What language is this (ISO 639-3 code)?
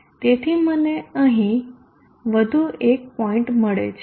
guj